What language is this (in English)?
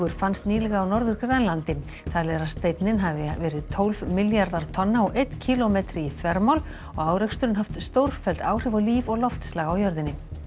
Icelandic